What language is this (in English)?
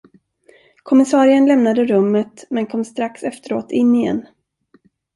Swedish